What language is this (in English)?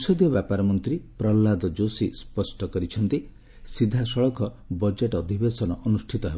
Odia